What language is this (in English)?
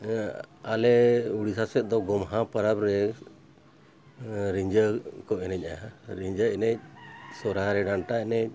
Santali